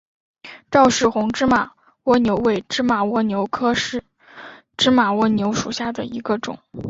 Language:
Chinese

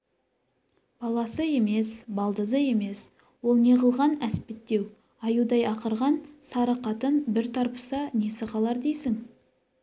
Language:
Kazakh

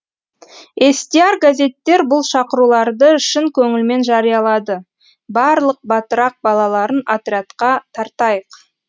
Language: Kazakh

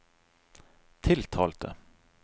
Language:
Norwegian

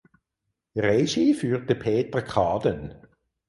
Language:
German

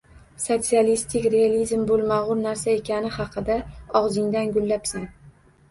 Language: Uzbek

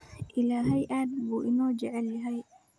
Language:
Somali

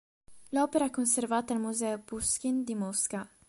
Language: Italian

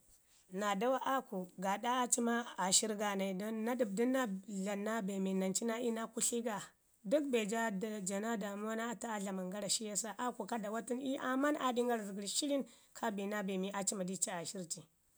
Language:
Ngizim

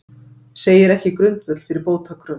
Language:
Icelandic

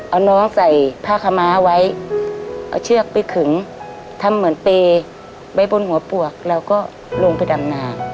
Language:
Thai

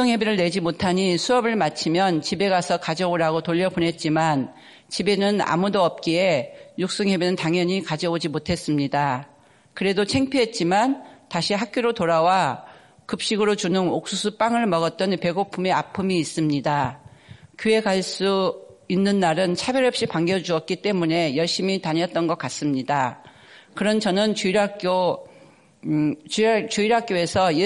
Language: Korean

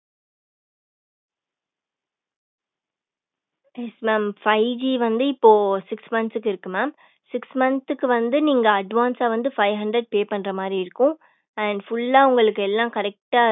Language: Tamil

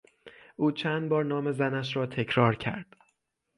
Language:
Persian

